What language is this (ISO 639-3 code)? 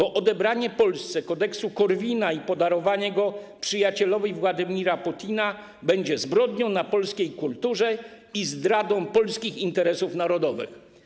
pol